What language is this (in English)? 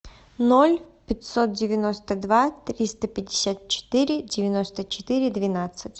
Russian